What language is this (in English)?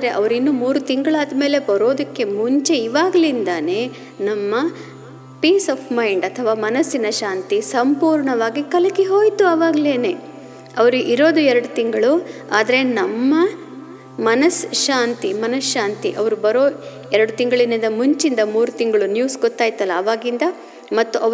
Kannada